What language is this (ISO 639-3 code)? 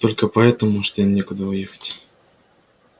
rus